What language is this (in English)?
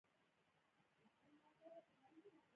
Pashto